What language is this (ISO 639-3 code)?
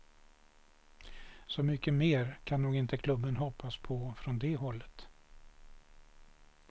swe